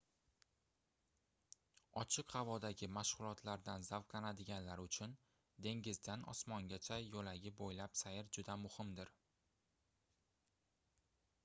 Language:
Uzbek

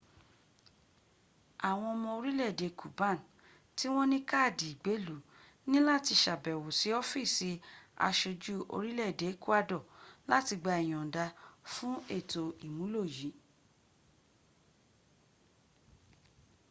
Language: Yoruba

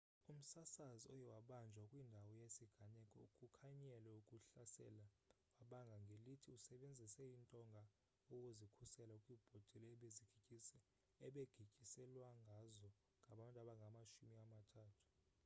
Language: Xhosa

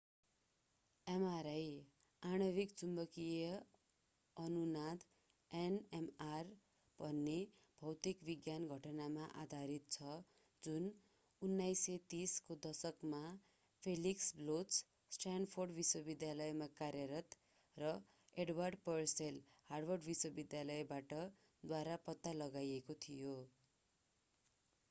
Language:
Nepali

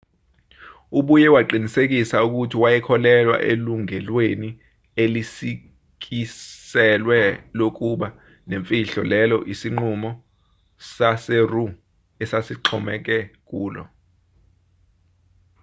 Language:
Zulu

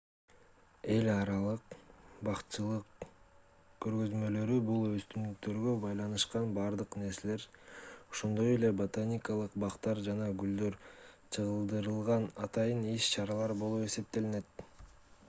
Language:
Kyrgyz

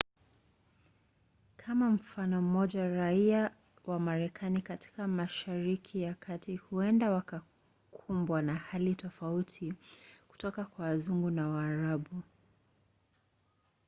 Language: Swahili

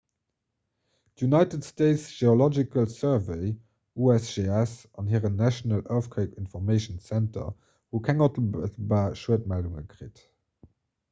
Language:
Luxembourgish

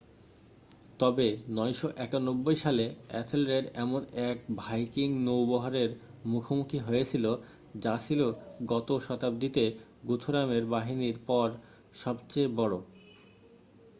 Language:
Bangla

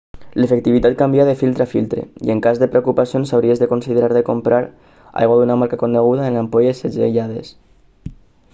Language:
Catalan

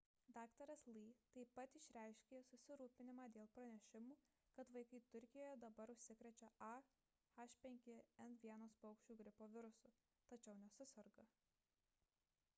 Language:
Lithuanian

